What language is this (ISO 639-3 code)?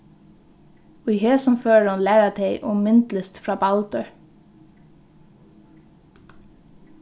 fao